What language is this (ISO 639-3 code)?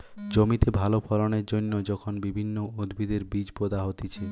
ben